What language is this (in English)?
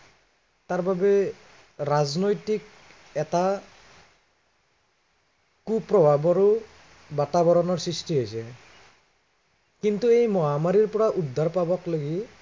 Assamese